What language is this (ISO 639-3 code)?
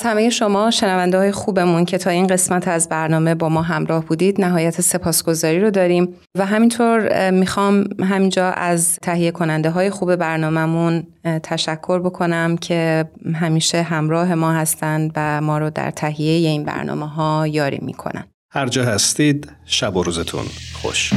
fas